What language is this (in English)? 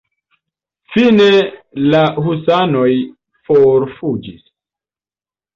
Esperanto